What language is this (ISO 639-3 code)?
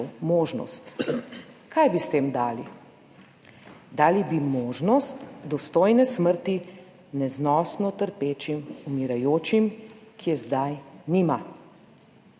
slv